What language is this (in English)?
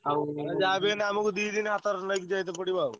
Odia